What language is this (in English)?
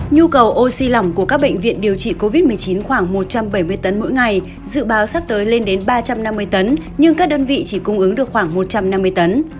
Vietnamese